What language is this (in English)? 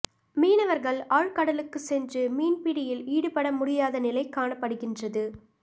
Tamil